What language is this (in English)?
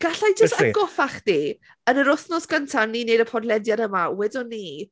Welsh